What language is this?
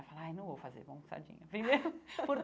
Portuguese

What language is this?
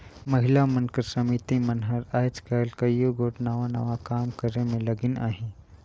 Chhattisgarhi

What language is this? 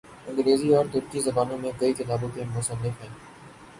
Urdu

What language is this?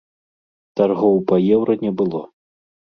Belarusian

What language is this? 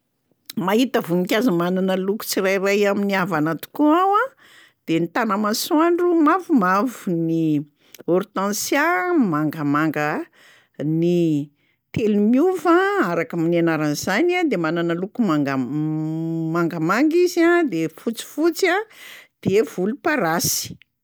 Malagasy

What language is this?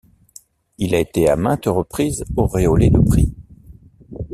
French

